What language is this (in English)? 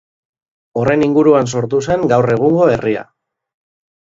Basque